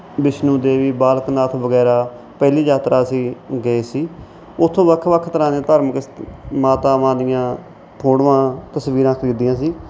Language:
Punjabi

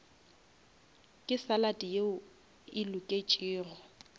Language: Northern Sotho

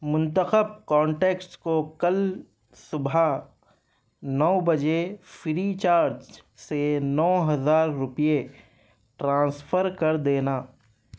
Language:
Urdu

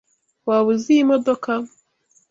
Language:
Kinyarwanda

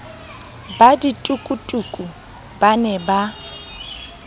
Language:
Southern Sotho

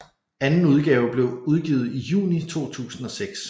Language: Danish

